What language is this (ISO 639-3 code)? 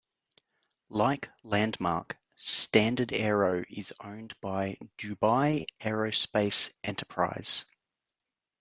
eng